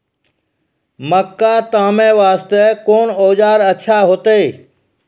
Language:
Maithili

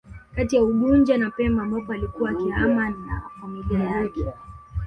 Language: Swahili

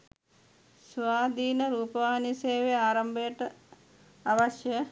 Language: Sinhala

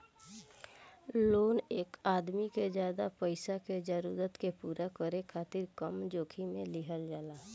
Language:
Bhojpuri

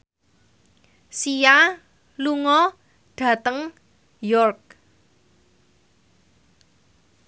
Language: Javanese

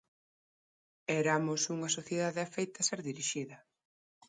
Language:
Galician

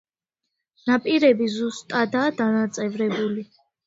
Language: Georgian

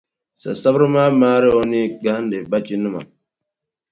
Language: Dagbani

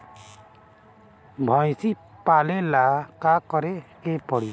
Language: Bhojpuri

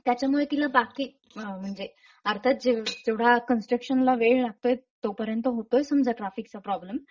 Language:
Marathi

